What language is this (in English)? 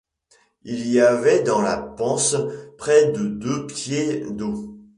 French